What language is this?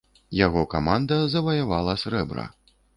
Belarusian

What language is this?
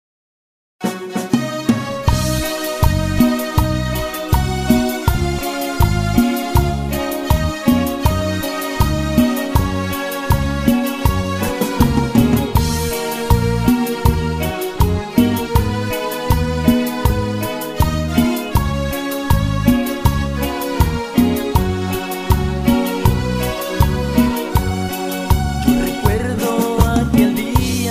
Spanish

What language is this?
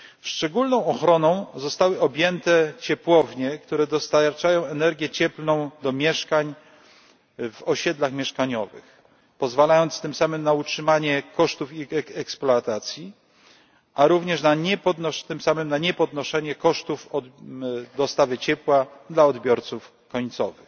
Polish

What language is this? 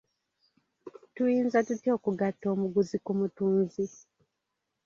Ganda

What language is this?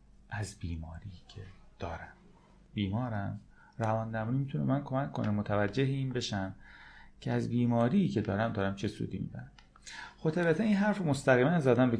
Persian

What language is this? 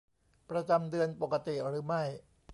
Thai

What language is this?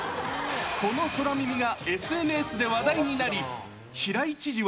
Japanese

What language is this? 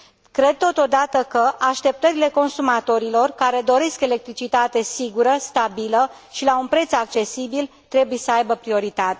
Romanian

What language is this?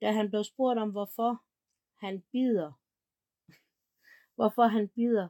Danish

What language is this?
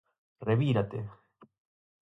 Galician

